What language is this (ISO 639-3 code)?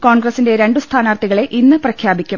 mal